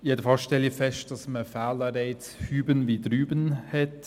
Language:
Swiss German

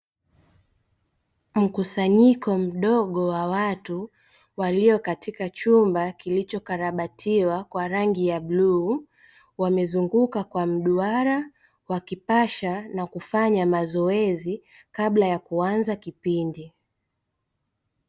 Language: Swahili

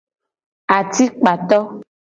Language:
Gen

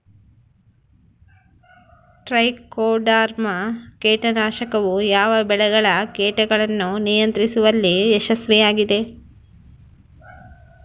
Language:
Kannada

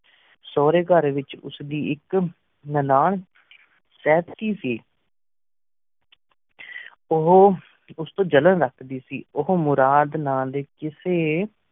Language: Punjabi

